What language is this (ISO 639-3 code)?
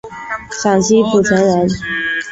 zho